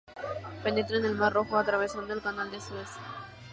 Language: Spanish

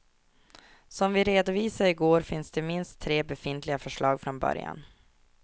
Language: Swedish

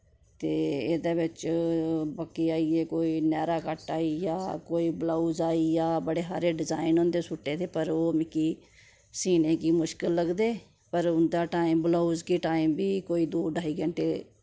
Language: Dogri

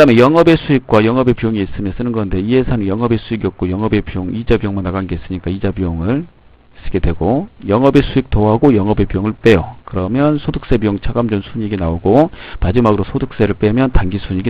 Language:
Korean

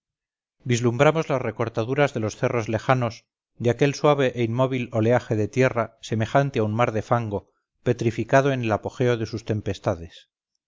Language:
Spanish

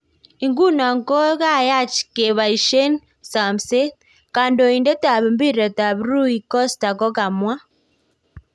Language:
Kalenjin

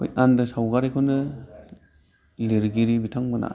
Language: Bodo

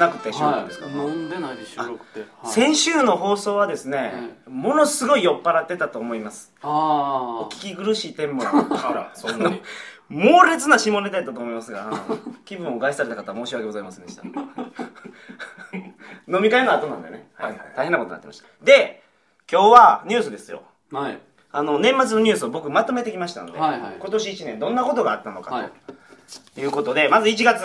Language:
Japanese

